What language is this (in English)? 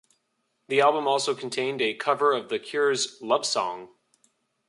English